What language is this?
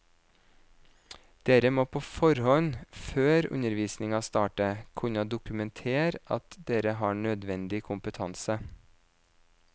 Norwegian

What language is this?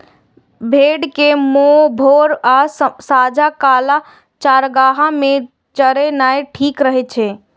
Maithili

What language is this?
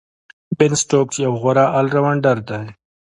Pashto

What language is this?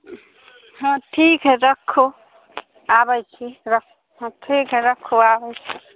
Maithili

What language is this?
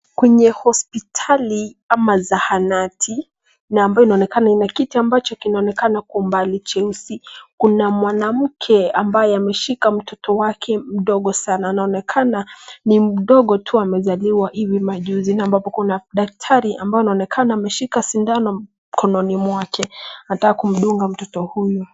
Swahili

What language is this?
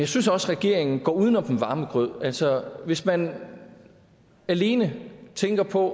Danish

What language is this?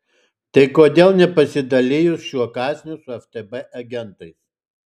Lithuanian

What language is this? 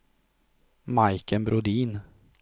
Swedish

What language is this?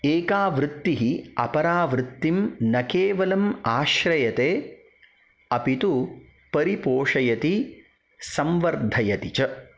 Sanskrit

